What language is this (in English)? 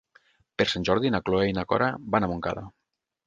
Catalan